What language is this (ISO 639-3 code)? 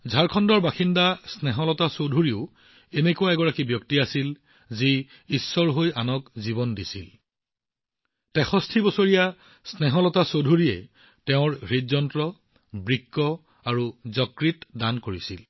asm